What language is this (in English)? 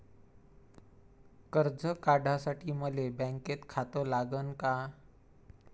Marathi